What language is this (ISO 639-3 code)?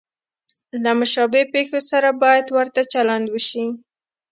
pus